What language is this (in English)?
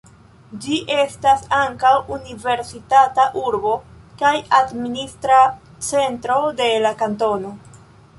Esperanto